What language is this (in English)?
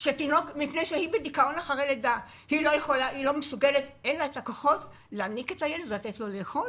Hebrew